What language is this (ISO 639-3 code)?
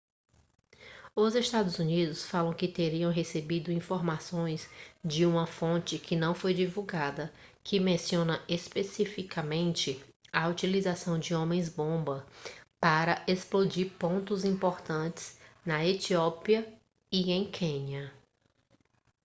por